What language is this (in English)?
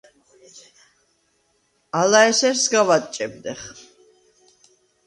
Svan